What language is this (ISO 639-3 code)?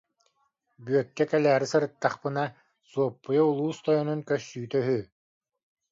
sah